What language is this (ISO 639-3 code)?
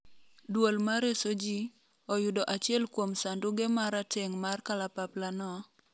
luo